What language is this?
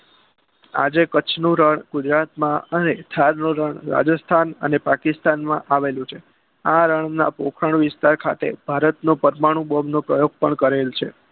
Gujarati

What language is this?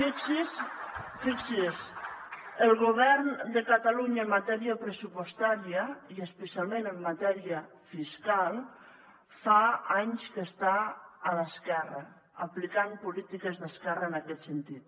Catalan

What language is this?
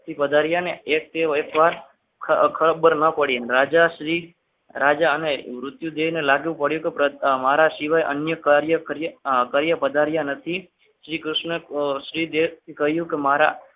Gujarati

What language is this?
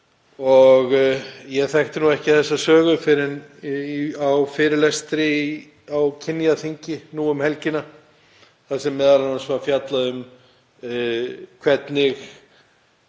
Icelandic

